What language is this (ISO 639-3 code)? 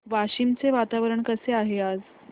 mar